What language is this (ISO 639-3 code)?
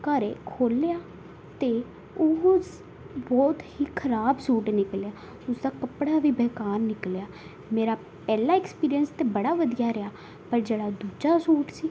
pan